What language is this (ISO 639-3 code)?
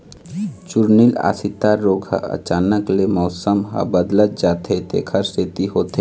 hne